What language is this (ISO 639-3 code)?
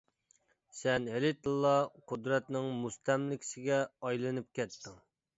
uig